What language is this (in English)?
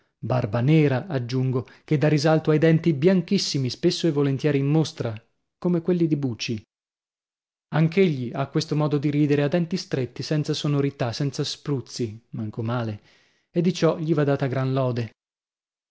Italian